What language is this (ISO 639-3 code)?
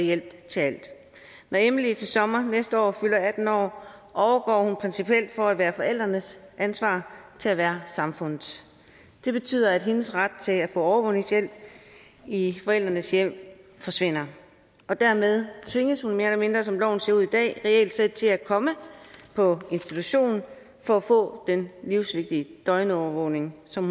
dan